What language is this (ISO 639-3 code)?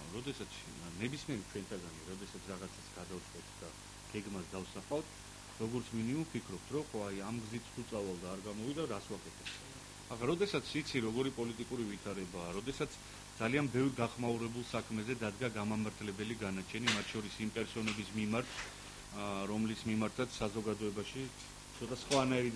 ron